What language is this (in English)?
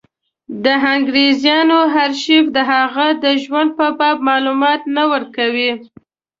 Pashto